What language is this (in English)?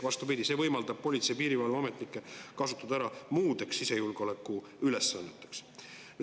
Estonian